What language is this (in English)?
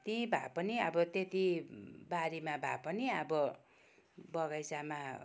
Nepali